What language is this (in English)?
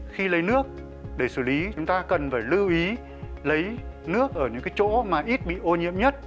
Vietnamese